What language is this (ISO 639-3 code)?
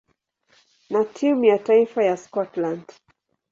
swa